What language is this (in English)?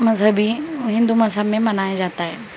Urdu